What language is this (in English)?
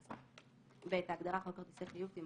Hebrew